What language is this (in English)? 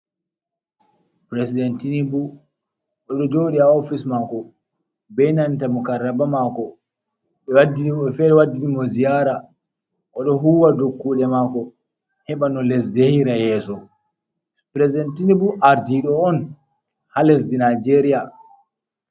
Fula